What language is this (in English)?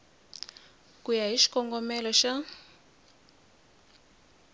Tsonga